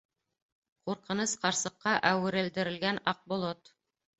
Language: Bashkir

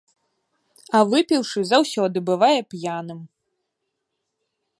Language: Belarusian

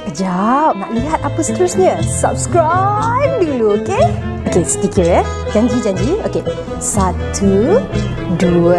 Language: Malay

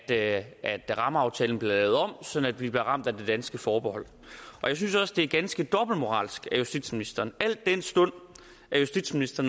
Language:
Danish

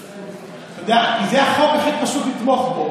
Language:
Hebrew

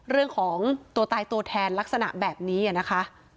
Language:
Thai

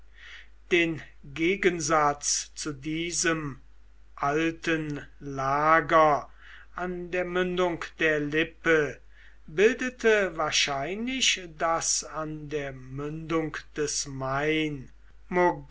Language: German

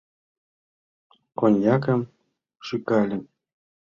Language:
Mari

